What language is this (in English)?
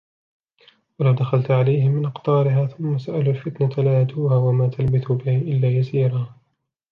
Arabic